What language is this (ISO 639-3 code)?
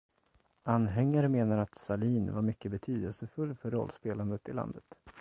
swe